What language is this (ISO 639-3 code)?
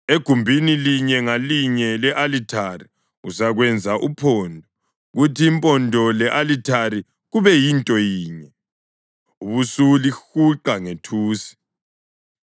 nde